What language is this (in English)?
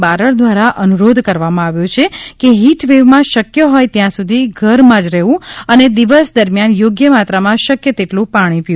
Gujarati